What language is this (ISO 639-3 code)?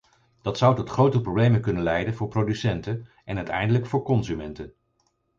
nld